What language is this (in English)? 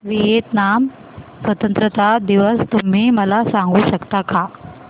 Marathi